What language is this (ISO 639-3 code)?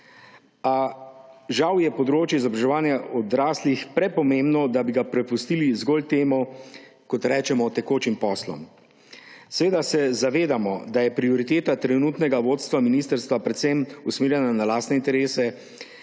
slv